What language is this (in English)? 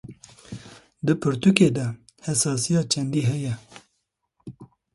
Kurdish